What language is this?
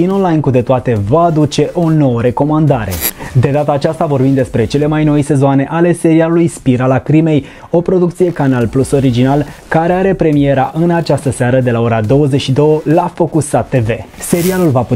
Romanian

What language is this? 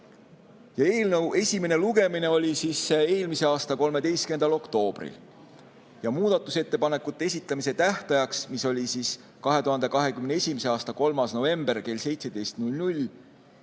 Estonian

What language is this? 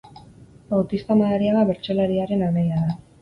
Basque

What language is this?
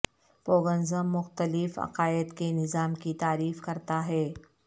Urdu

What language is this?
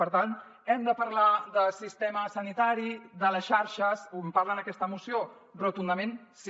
Catalan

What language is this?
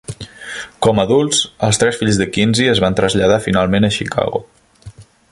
Catalan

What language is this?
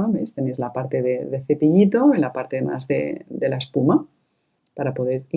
Spanish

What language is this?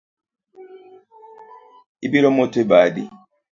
Luo (Kenya and Tanzania)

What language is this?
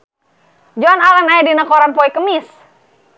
Sundanese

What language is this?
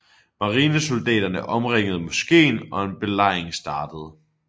Danish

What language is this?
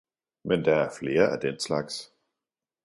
Danish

